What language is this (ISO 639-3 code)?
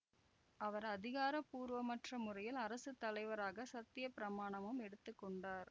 tam